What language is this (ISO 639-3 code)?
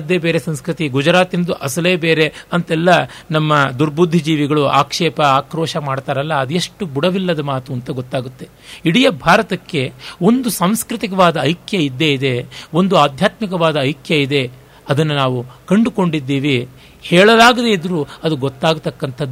kan